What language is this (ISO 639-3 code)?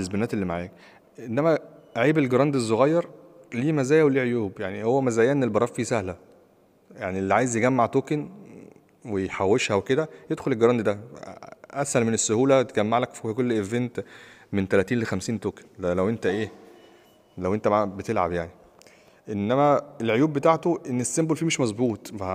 ara